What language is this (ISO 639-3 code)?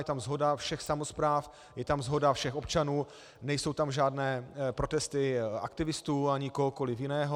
ces